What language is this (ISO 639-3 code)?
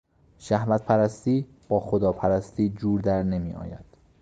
fas